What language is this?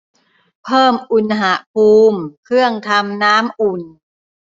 Thai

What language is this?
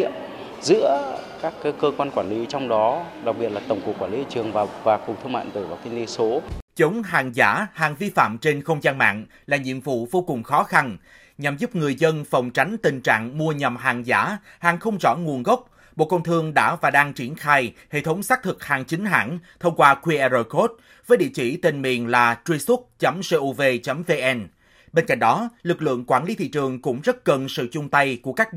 Vietnamese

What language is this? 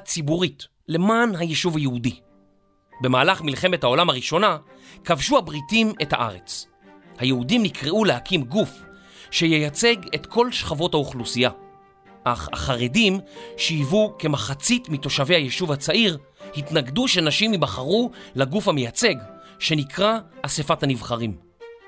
Hebrew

